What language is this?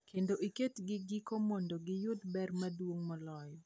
Luo (Kenya and Tanzania)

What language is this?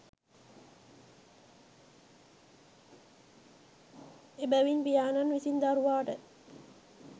Sinhala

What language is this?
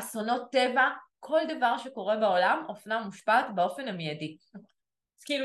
Hebrew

